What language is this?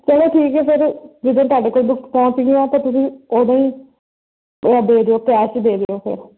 Punjabi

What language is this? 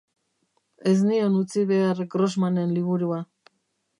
Basque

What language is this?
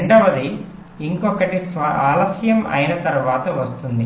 Telugu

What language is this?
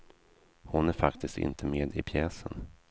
Swedish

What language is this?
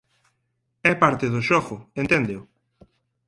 Galician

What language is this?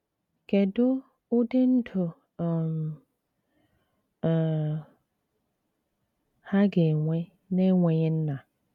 Igbo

